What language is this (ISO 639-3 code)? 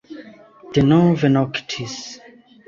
epo